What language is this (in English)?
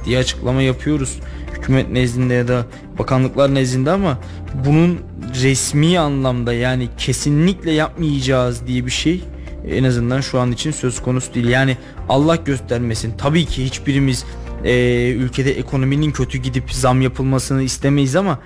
Turkish